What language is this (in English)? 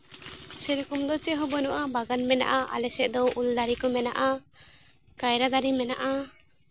Santali